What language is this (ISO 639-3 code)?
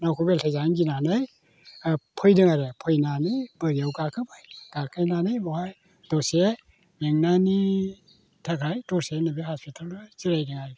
brx